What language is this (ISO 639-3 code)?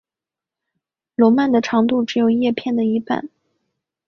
zho